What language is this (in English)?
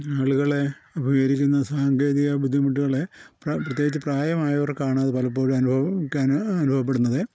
Malayalam